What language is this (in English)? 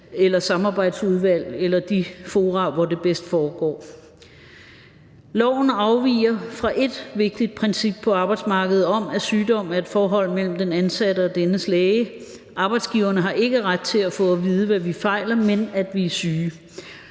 Danish